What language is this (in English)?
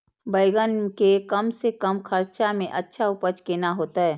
Maithili